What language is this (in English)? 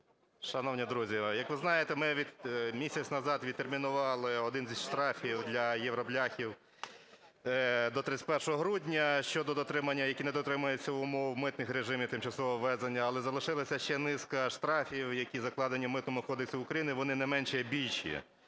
Ukrainian